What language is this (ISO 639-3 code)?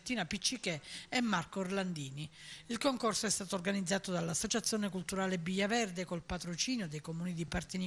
ita